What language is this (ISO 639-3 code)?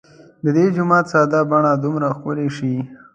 pus